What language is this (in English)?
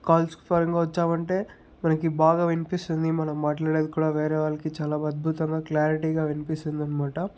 Telugu